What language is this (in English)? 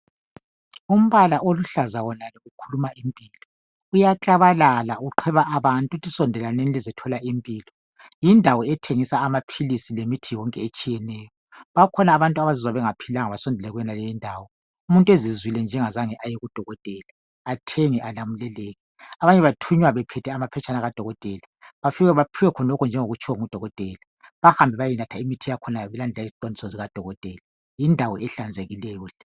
North Ndebele